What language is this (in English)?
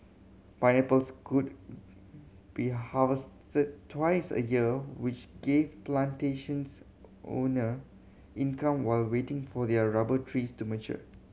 English